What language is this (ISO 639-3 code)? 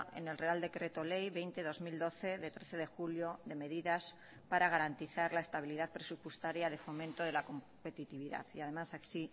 spa